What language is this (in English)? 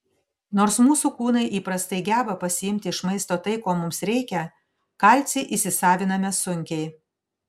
Lithuanian